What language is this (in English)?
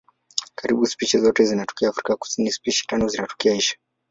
Swahili